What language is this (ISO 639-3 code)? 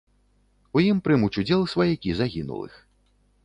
bel